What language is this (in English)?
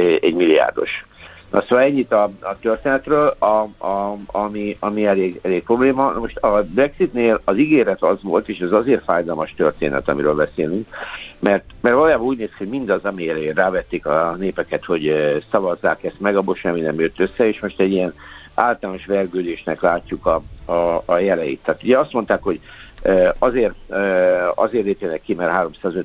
Hungarian